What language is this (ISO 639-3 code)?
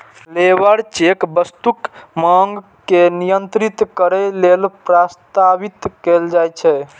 mai